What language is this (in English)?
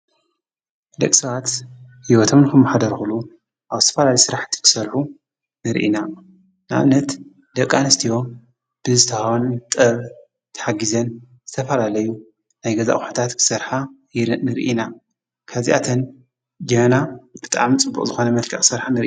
Tigrinya